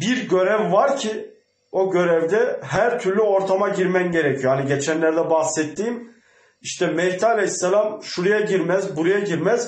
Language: Turkish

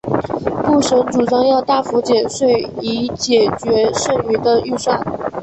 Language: Chinese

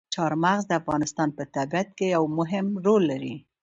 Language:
Pashto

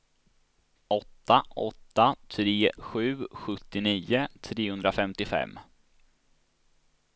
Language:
Swedish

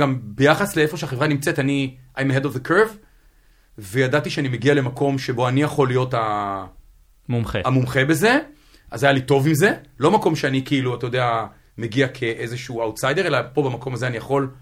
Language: Hebrew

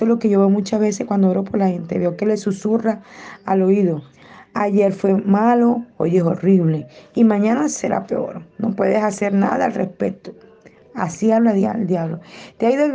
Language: Spanish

